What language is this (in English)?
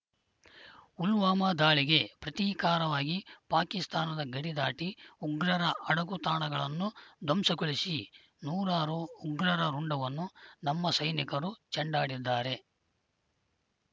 Kannada